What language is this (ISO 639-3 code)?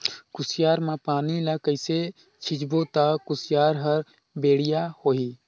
hne